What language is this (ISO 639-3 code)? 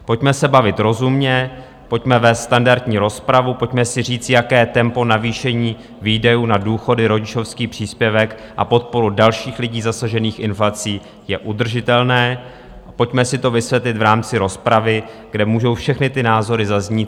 ces